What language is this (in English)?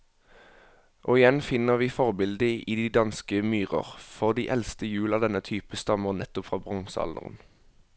Norwegian